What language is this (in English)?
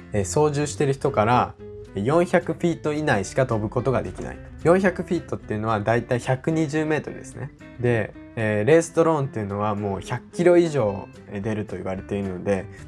Japanese